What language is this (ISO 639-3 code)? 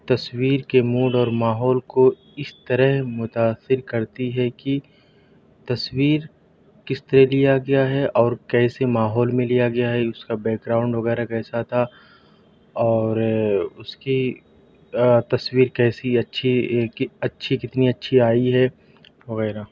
urd